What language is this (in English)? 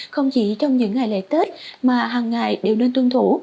Vietnamese